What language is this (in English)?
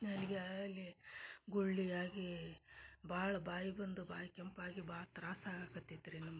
Kannada